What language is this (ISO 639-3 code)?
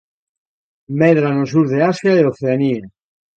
glg